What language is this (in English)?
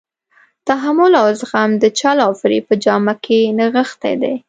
Pashto